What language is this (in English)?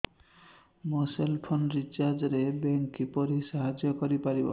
Odia